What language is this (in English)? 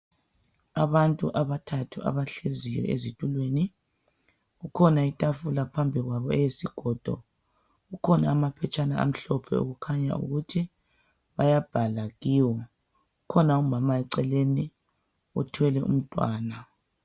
North Ndebele